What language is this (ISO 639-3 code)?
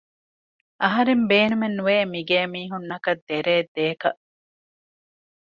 div